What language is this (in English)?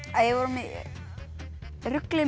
Icelandic